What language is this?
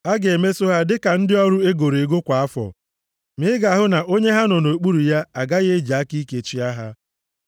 Igbo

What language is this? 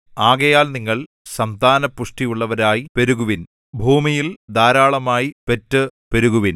Malayalam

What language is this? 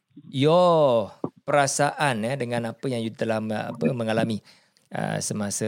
Malay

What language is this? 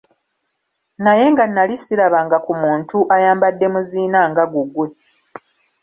Ganda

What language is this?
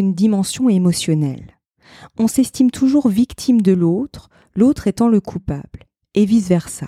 French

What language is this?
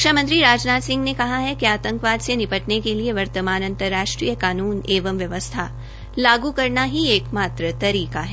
Hindi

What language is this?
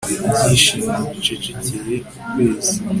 Kinyarwanda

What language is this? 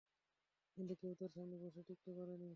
Bangla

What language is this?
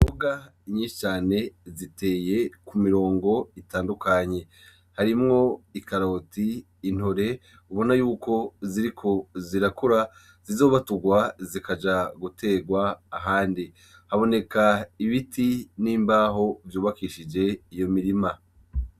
Rundi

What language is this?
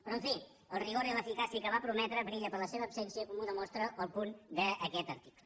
Catalan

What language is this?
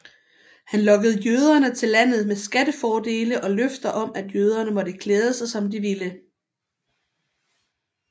Danish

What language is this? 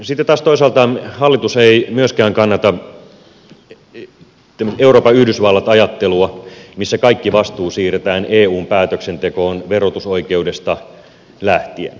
Finnish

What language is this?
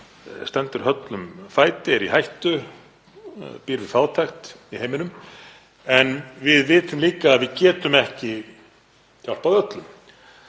Icelandic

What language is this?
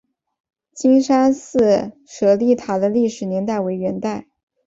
Chinese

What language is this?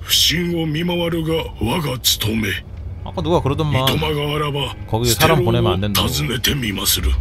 Korean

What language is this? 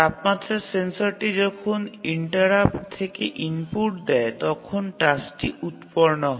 Bangla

